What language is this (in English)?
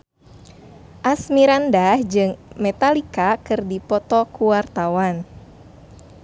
Sundanese